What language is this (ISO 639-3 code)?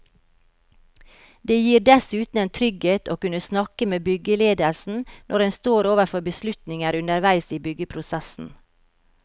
nor